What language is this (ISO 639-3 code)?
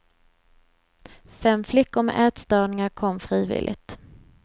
swe